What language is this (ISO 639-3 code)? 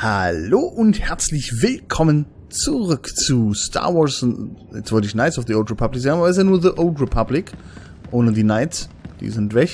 deu